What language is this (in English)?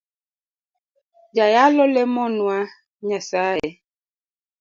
Luo (Kenya and Tanzania)